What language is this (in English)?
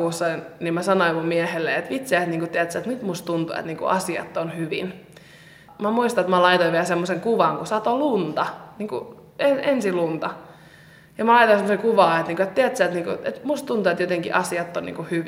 Finnish